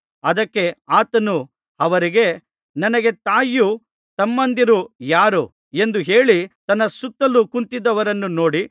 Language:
Kannada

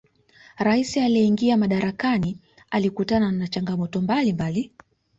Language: Swahili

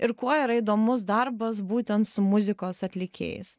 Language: Lithuanian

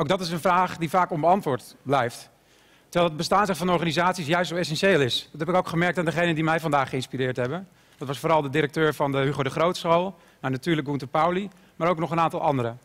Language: Dutch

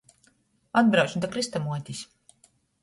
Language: Latgalian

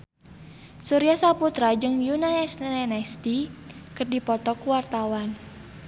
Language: Sundanese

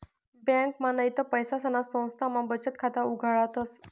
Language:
Marathi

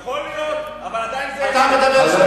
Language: Hebrew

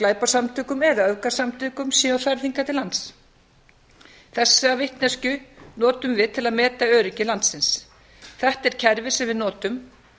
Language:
Icelandic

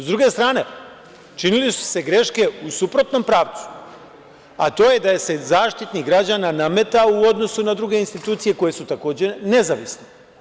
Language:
Serbian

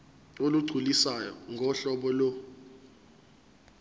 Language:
Zulu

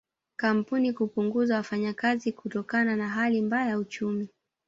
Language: Swahili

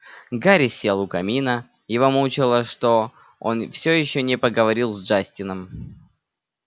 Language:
Russian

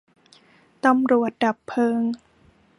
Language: Thai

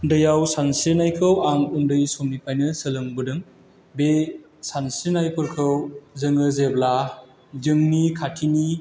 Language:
Bodo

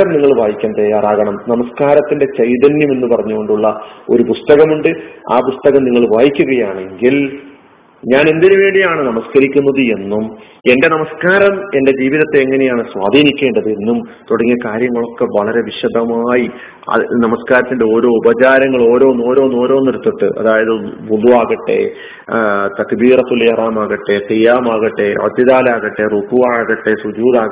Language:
Malayalam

